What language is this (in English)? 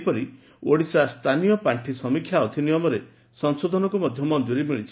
Odia